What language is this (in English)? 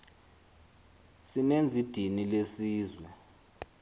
Xhosa